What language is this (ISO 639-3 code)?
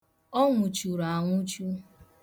ibo